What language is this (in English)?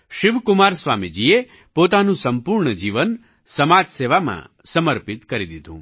Gujarati